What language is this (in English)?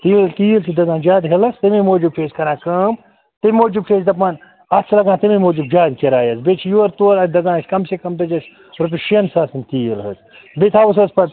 Kashmiri